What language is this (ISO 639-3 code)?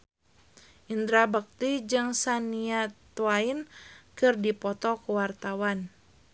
sun